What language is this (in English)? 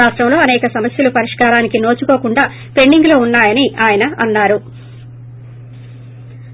Telugu